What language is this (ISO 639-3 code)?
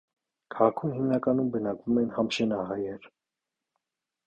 hye